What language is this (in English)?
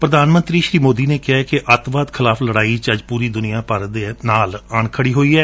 Punjabi